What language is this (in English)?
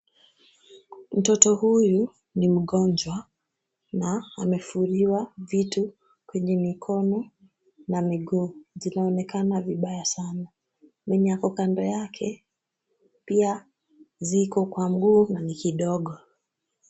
Swahili